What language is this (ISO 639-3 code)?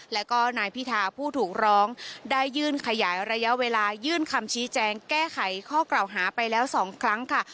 tha